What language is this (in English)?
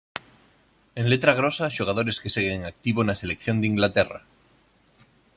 Galician